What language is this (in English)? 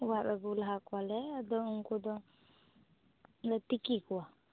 Santali